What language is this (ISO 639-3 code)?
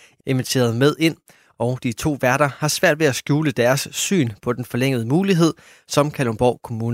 dan